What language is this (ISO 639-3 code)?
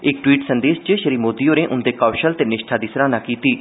doi